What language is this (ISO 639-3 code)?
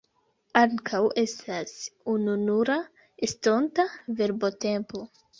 epo